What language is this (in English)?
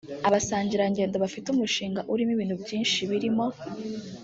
Kinyarwanda